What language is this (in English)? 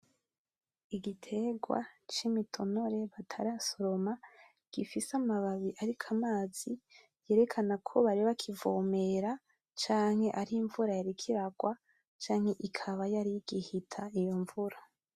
Rundi